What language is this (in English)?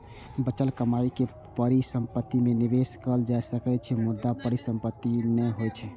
Maithili